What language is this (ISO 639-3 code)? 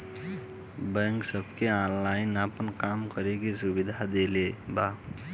bho